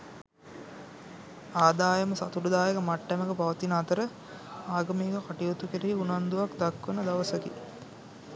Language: Sinhala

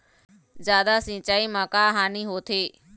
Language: Chhattisgarhi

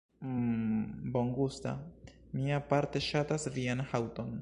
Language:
Esperanto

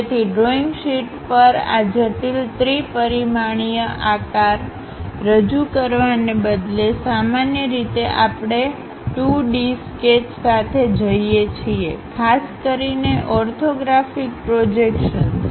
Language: Gujarati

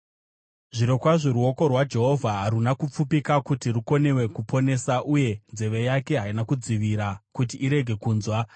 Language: Shona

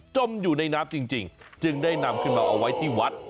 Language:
Thai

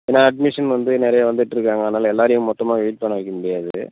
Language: Tamil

